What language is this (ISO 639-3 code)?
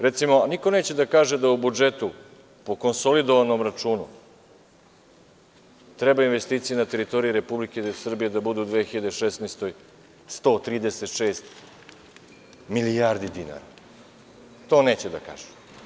srp